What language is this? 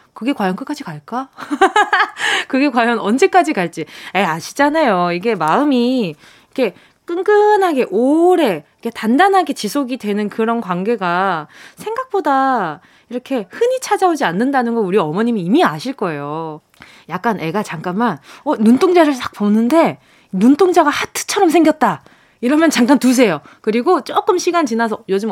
Korean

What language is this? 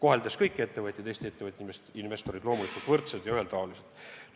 Estonian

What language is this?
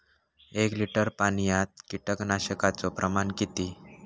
Marathi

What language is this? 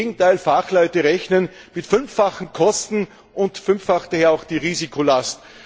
German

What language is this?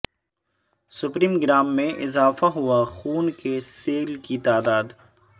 Urdu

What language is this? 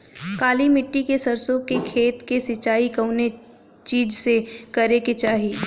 Bhojpuri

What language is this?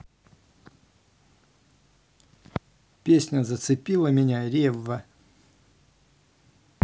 Russian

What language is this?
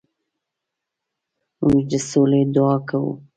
Pashto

